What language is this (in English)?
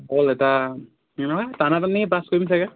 Assamese